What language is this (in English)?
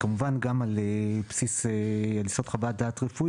Hebrew